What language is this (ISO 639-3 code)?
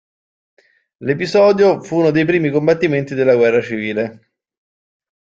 ita